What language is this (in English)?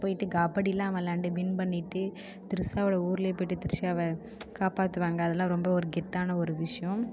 Tamil